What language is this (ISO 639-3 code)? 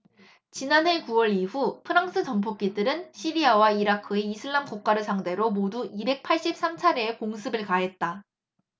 kor